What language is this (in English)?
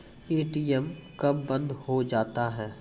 Maithili